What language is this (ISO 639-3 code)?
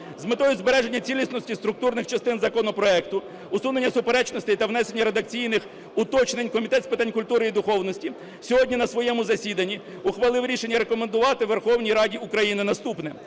ukr